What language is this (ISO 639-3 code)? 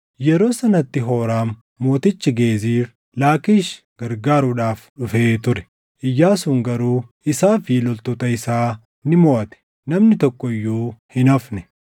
orm